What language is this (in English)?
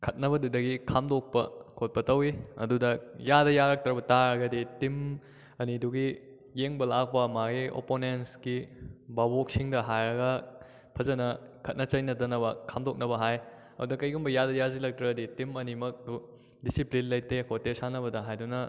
Manipuri